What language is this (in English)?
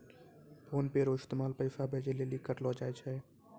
Maithili